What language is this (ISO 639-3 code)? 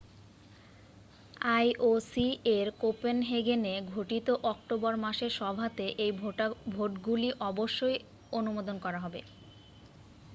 ben